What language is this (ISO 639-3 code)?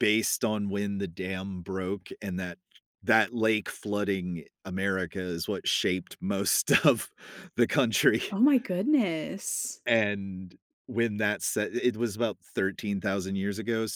eng